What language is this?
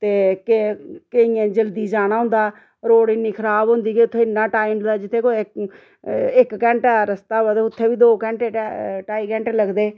Dogri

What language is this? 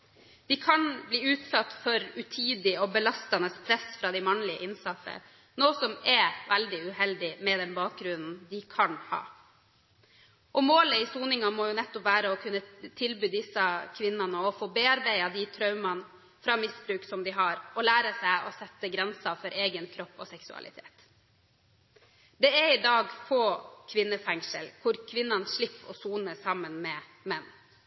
Norwegian Bokmål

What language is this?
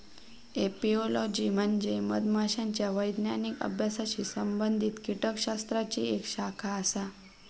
Marathi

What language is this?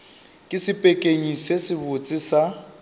Northern Sotho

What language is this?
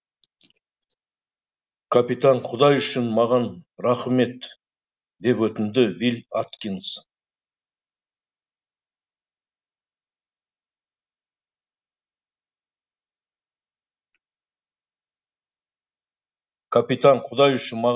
Kazakh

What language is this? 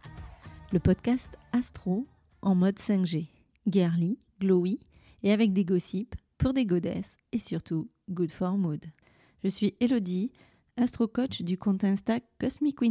French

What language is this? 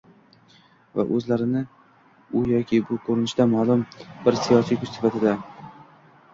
Uzbek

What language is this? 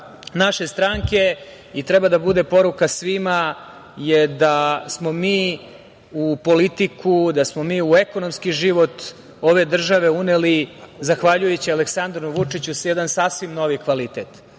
Serbian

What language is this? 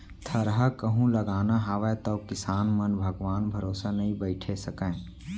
Chhattisgarhi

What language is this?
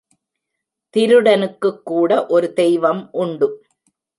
Tamil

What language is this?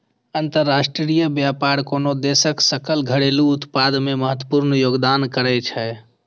Maithili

